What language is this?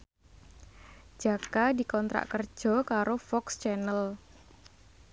Javanese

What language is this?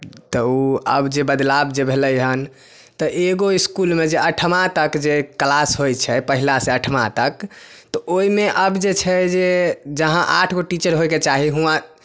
Maithili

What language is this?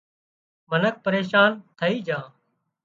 Wadiyara Koli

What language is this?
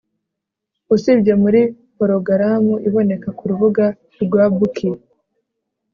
Kinyarwanda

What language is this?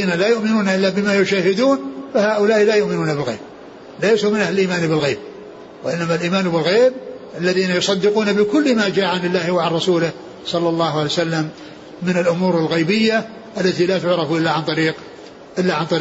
Arabic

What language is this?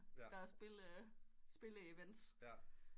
Danish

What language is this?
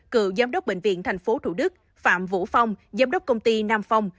Vietnamese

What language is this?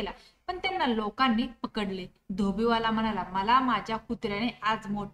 Marathi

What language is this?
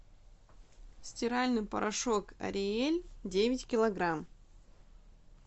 Russian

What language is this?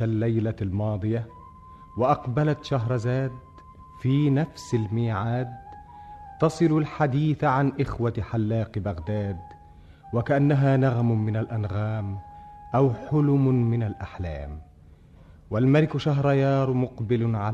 Arabic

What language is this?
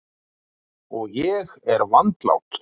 Icelandic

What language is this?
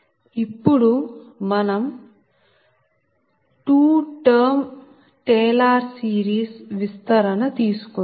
Telugu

